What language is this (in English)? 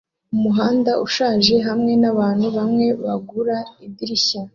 Kinyarwanda